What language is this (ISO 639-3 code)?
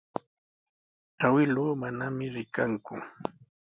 qws